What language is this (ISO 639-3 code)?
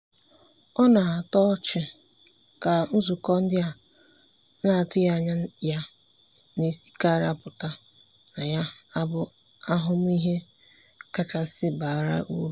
ibo